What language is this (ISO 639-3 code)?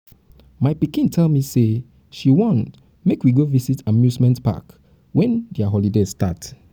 pcm